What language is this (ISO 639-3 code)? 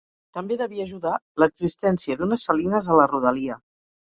cat